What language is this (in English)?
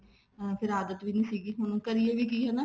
Punjabi